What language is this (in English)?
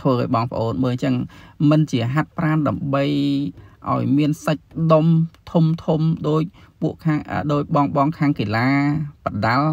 Vietnamese